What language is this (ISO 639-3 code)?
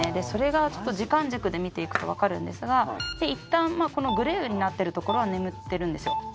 jpn